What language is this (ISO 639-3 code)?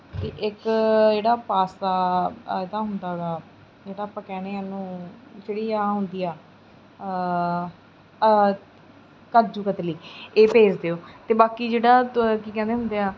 pan